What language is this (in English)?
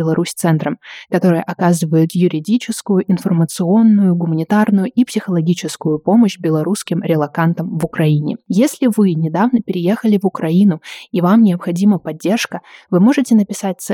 Russian